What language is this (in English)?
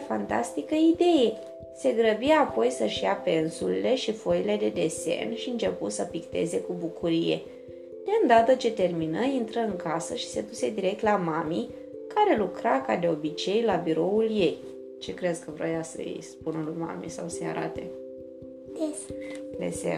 Romanian